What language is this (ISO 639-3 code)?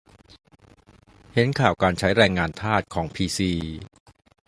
tha